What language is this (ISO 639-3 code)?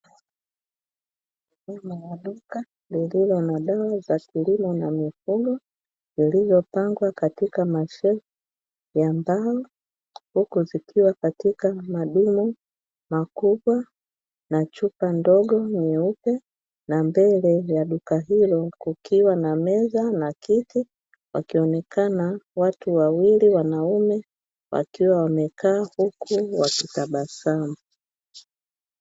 swa